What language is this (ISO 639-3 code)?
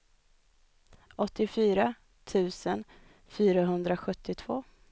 swe